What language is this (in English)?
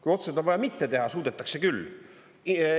Estonian